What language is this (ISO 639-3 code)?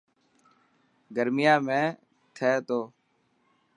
mki